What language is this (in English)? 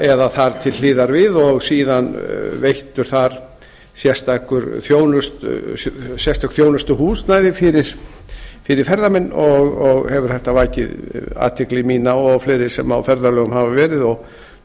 Icelandic